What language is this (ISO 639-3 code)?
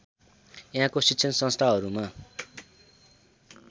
nep